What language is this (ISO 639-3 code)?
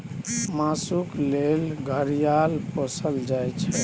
mai